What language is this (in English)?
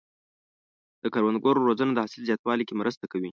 Pashto